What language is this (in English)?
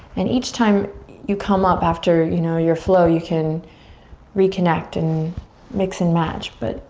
English